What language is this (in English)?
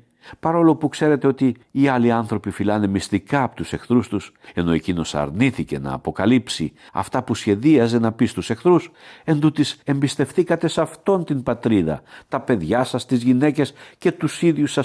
Greek